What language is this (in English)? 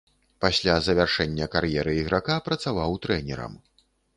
Belarusian